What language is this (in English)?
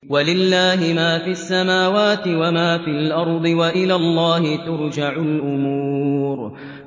Arabic